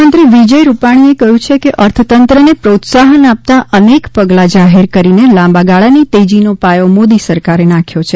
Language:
Gujarati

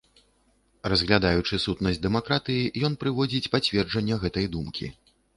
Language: Belarusian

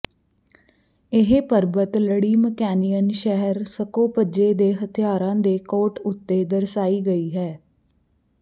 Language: Punjabi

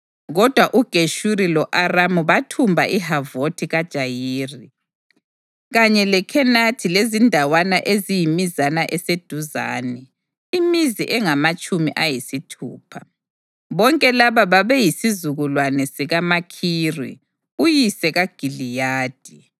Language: North Ndebele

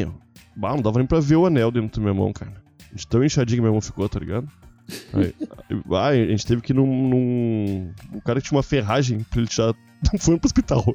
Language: Portuguese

